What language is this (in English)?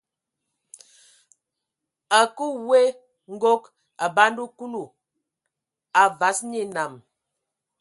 Ewondo